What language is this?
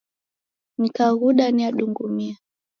Taita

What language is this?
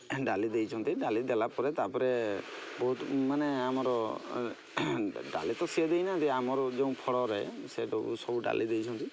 Odia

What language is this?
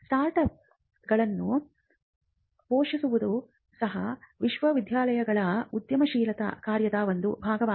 Kannada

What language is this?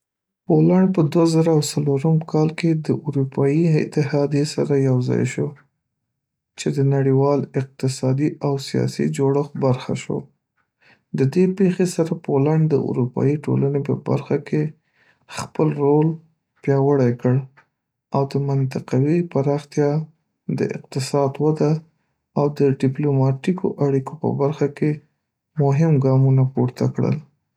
Pashto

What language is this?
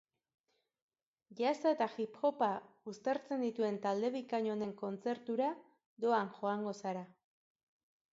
Basque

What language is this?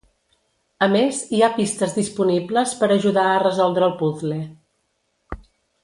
Catalan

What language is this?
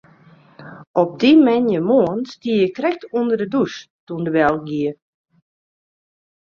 Western Frisian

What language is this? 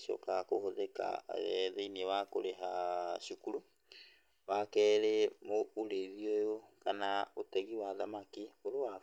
Kikuyu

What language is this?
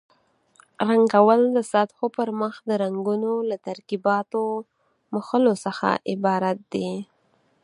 Pashto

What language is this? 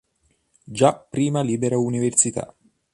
Italian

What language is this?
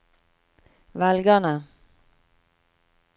Norwegian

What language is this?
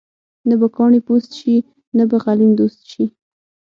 Pashto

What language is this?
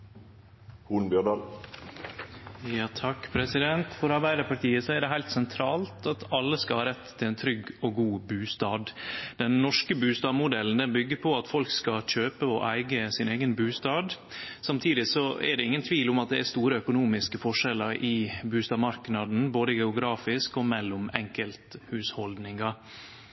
Norwegian Nynorsk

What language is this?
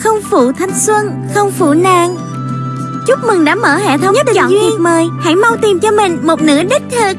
Vietnamese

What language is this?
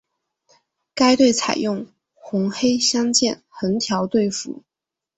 Chinese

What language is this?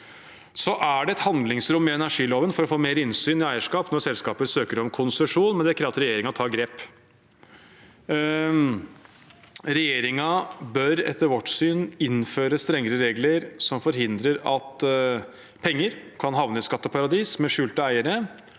Norwegian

